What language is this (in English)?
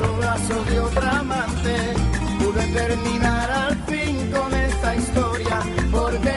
Spanish